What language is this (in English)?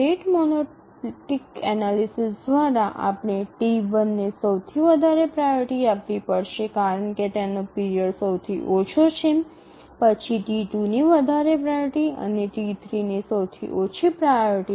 Gujarati